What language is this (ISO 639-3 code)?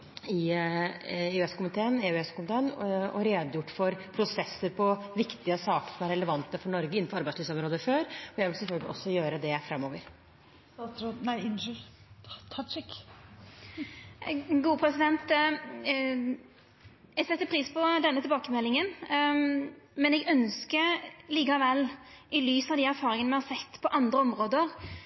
nor